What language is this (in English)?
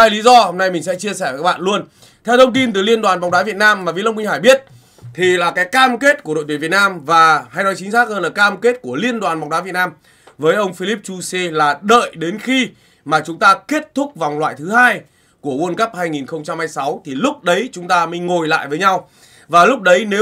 Vietnamese